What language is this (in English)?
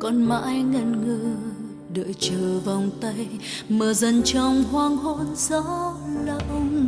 Vietnamese